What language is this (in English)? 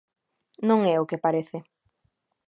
Galician